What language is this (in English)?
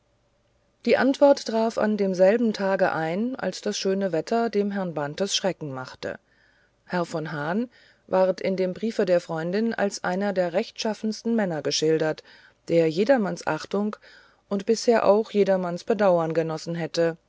German